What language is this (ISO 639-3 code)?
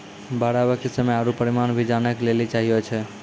mai